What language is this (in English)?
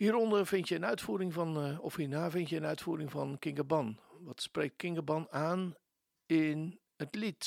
Dutch